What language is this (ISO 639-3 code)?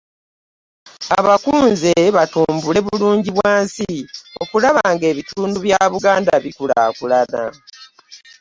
lug